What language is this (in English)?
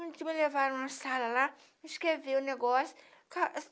Portuguese